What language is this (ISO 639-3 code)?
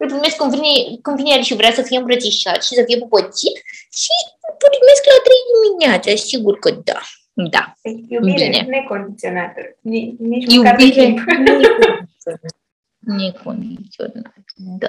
ron